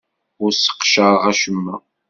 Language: Kabyle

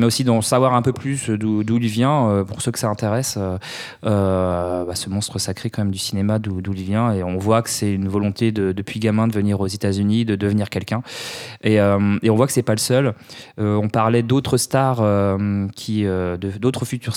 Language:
French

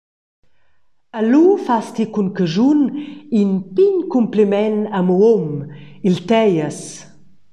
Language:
Romansh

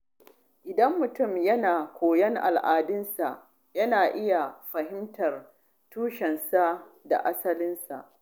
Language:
Hausa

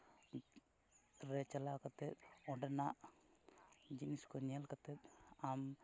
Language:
Santali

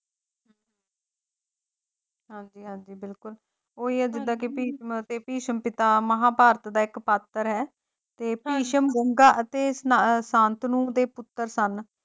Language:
Punjabi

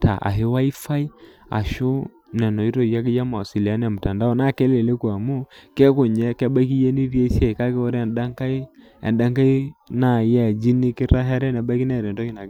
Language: Masai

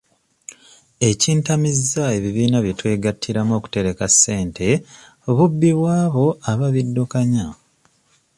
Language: Ganda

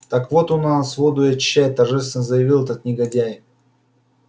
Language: Russian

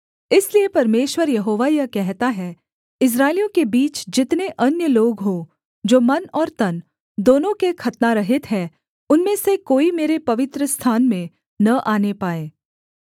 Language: Hindi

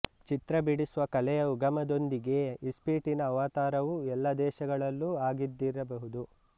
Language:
Kannada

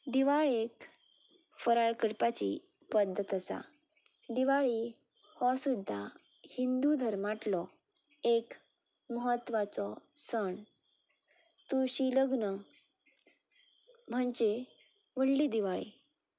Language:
Konkani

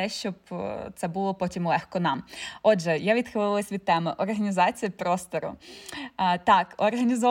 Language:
Ukrainian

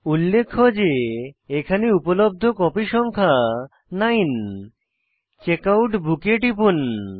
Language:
Bangla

